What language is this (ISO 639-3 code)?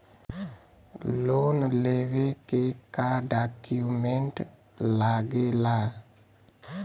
bho